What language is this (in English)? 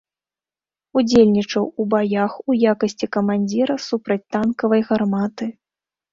Belarusian